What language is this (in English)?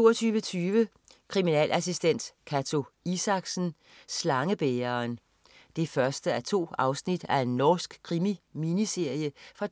Danish